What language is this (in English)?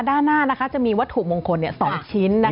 Thai